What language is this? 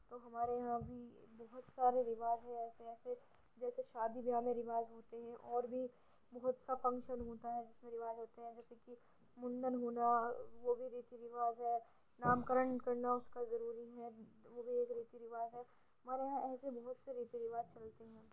Urdu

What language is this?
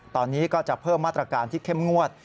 Thai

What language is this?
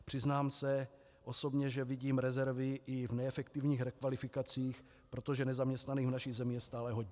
Czech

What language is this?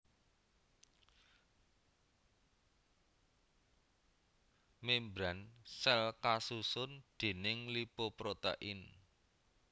Javanese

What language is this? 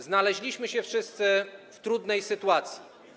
Polish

